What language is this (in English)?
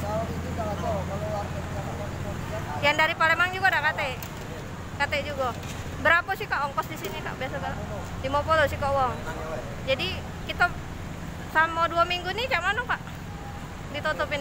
Indonesian